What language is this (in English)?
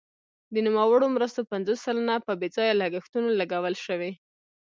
Pashto